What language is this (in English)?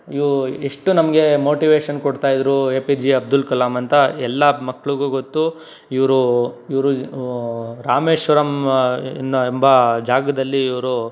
Kannada